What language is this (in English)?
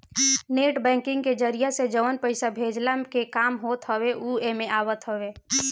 Bhojpuri